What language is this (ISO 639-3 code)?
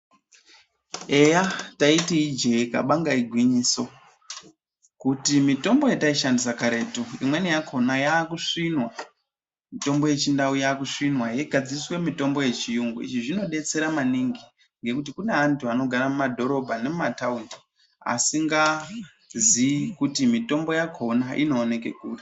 ndc